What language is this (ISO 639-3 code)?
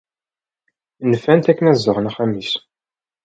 kab